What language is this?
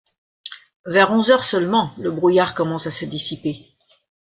French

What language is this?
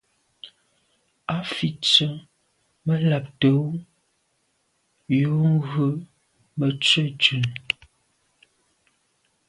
Medumba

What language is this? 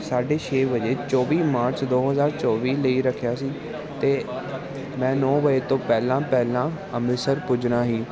Punjabi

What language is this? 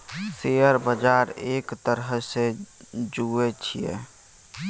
Maithili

